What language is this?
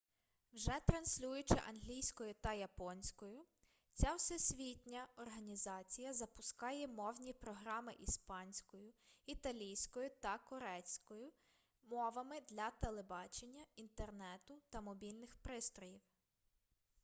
Ukrainian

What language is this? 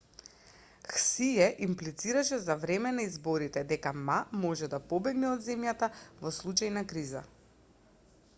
Macedonian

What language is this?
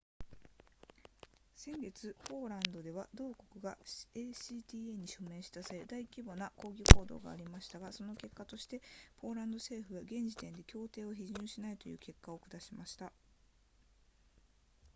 Japanese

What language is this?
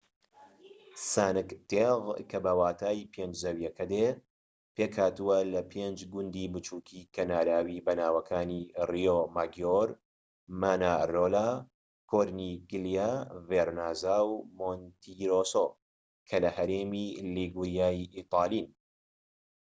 Central Kurdish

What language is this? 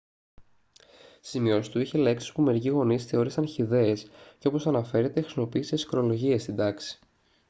Greek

